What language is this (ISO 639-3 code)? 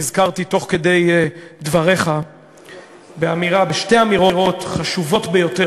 heb